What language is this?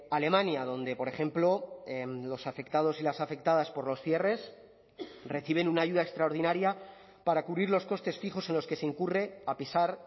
Spanish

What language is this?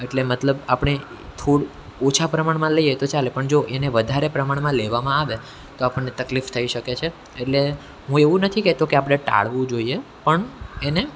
Gujarati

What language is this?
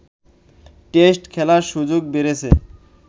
Bangla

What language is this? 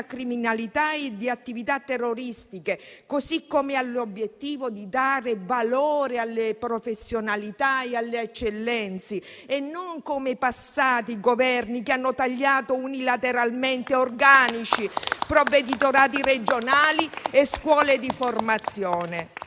Italian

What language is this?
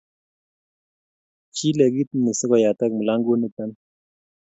Kalenjin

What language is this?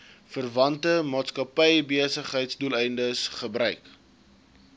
Afrikaans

